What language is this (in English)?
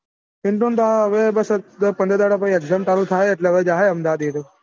Gujarati